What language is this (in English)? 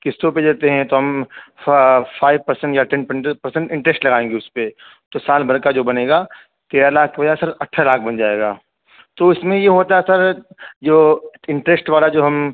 Urdu